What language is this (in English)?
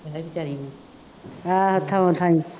Punjabi